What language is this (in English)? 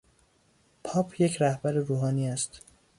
Persian